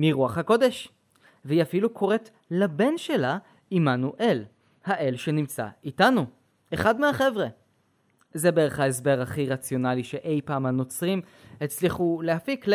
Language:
Hebrew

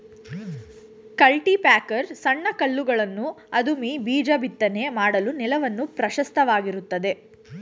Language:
Kannada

